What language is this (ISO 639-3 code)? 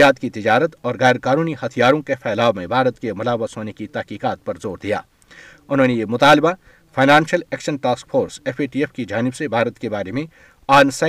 urd